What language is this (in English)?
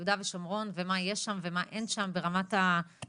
Hebrew